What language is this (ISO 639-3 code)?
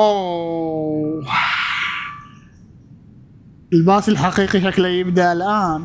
ara